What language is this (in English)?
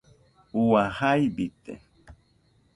Nüpode Huitoto